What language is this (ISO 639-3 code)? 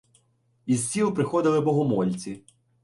ukr